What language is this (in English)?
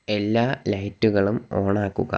Malayalam